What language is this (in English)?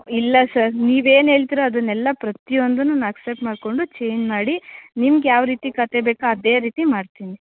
Kannada